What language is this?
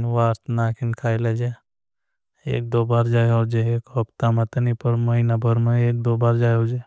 Bhili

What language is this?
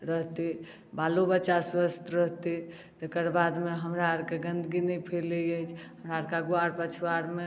Maithili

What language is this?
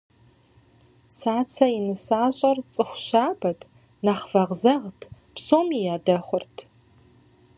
Kabardian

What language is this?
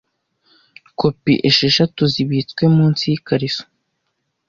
Kinyarwanda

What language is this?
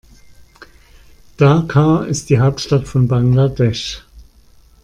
German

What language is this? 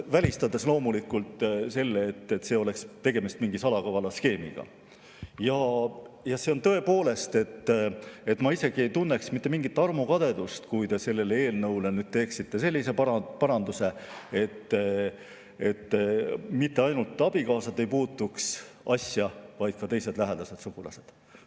Estonian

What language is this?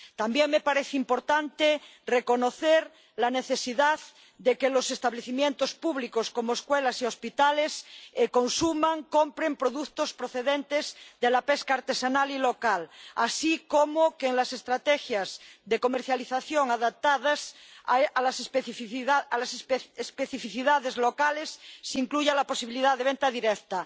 Spanish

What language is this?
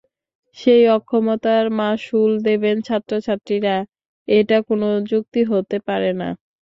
Bangla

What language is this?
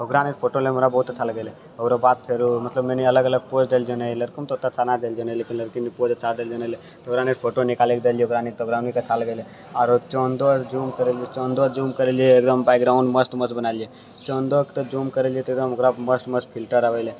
Maithili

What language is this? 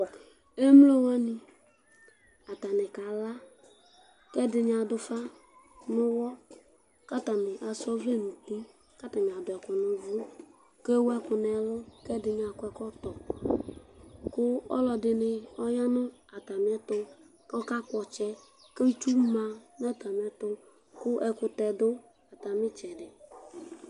Ikposo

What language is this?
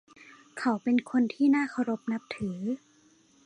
Thai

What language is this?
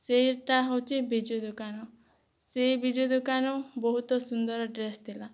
Odia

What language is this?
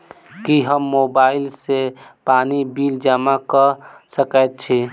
Maithili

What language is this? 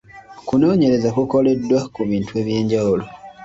Ganda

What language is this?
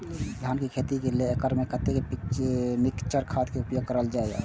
Maithili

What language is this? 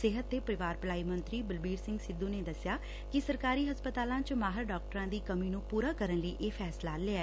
Punjabi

